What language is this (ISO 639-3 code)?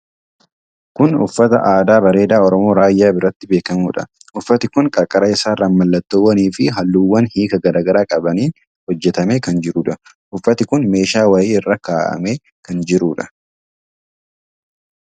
orm